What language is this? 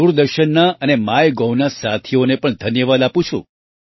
Gujarati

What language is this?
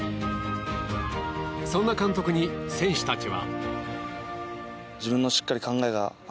Japanese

